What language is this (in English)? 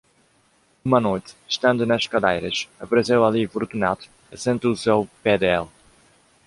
Portuguese